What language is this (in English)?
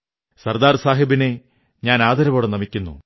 Malayalam